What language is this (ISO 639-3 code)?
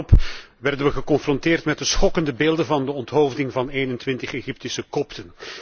nld